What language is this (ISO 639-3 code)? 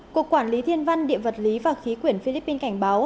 vie